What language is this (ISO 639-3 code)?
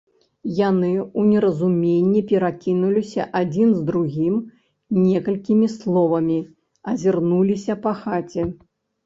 bel